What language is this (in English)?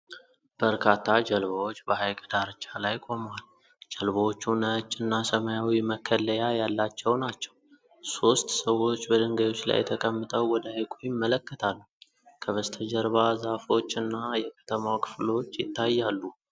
Amharic